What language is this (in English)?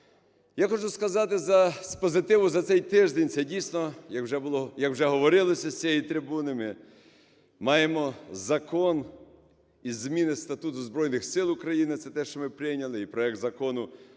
Ukrainian